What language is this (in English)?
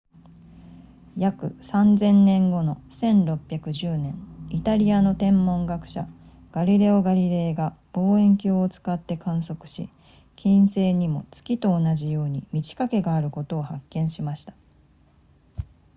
Japanese